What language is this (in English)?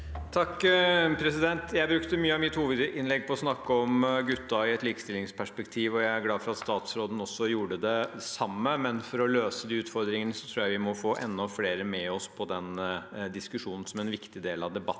Norwegian